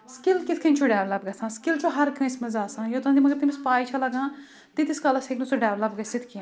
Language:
Kashmiri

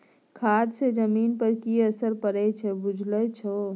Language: Maithili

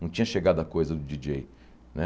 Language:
Portuguese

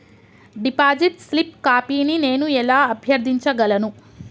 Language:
Telugu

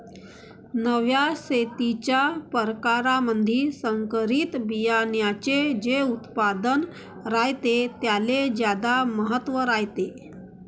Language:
Marathi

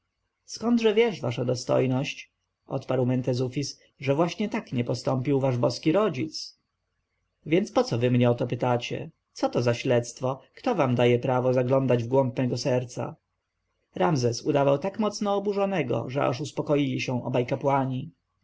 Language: Polish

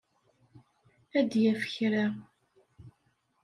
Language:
Kabyle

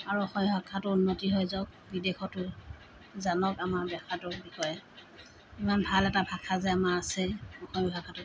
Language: Assamese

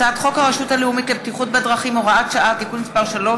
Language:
Hebrew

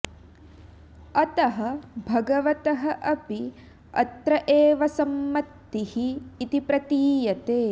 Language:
Sanskrit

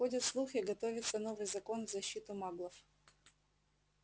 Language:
Russian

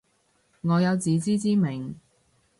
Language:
Cantonese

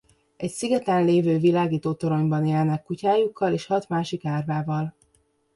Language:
Hungarian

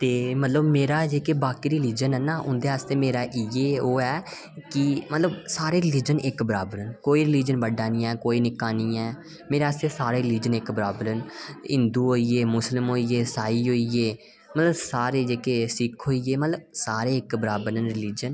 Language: Dogri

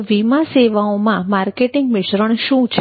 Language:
Gujarati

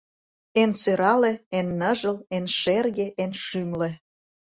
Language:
Mari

